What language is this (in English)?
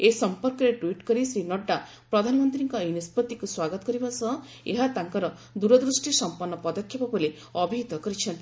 Odia